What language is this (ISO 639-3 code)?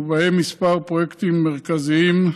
heb